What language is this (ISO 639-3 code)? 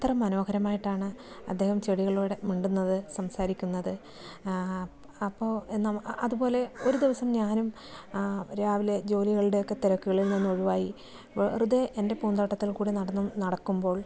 mal